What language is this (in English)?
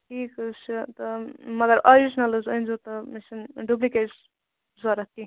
Kashmiri